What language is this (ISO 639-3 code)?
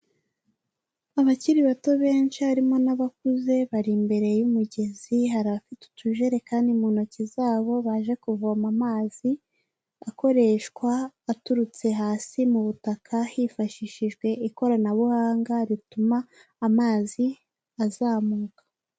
kin